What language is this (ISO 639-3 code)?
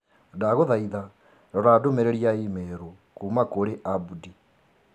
kik